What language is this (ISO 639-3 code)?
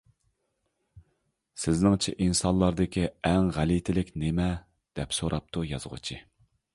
uig